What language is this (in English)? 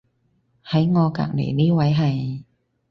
Cantonese